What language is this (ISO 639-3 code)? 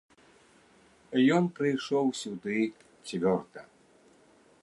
bel